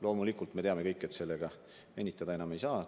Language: Estonian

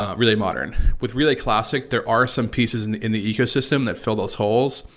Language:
English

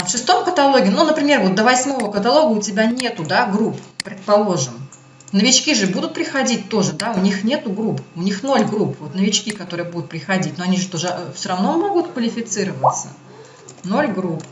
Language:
Russian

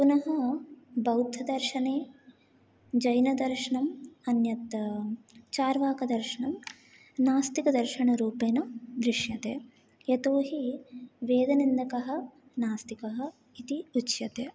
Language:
Sanskrit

